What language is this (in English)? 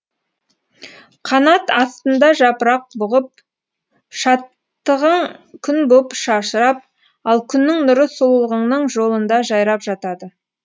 Kazakh